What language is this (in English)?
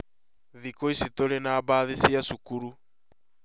Kikuyu